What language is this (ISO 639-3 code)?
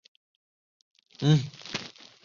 zho